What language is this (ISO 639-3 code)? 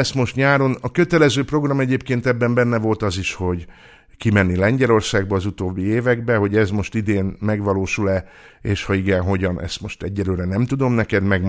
hun